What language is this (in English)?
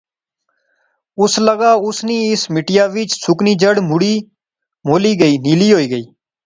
Pahari-Potwari